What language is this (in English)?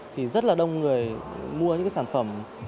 Vietnamese